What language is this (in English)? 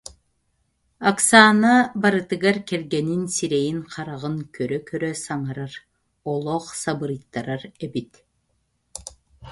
Yakut